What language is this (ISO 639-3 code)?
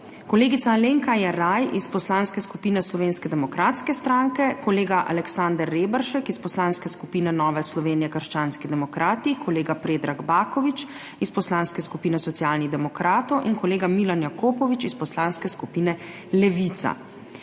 slv